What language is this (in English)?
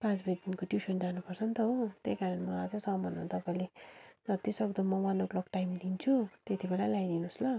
Nepali